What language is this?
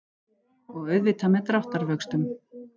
Icelandic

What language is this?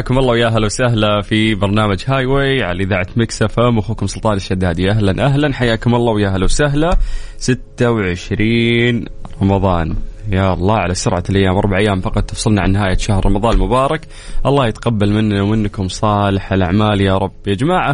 Arabic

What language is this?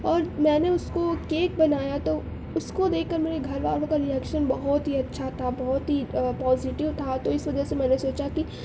Urdu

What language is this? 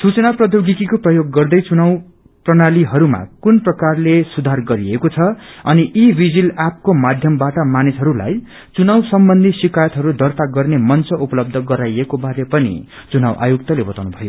Nepali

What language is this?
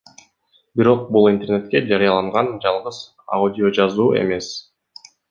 Kyrgyz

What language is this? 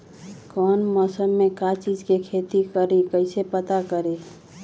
Magahi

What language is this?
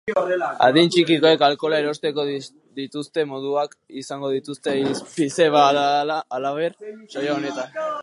Basque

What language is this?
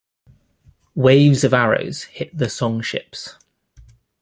English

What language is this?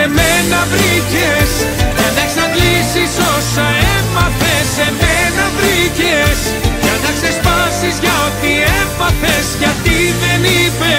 Greek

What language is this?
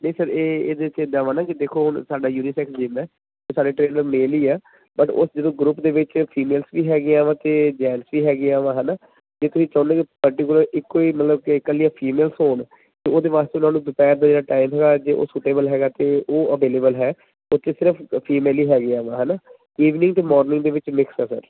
Punjabi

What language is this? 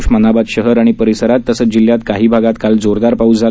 Marathi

